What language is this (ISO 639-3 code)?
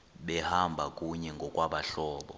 xho